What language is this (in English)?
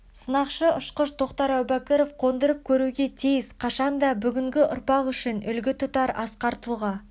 Kazakh